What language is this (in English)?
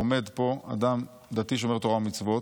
Hebrew